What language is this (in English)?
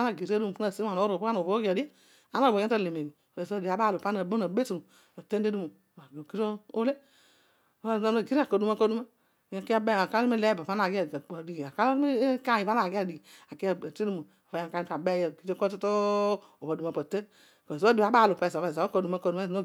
Odual